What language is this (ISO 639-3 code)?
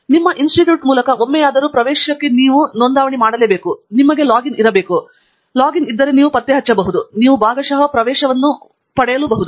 kan